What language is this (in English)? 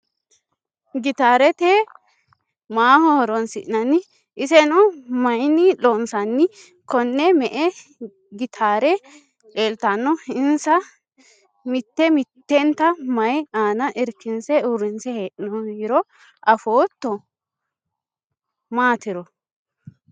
Sidamo